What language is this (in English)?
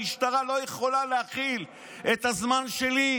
Hebrew